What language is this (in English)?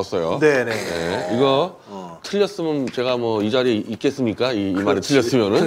Korean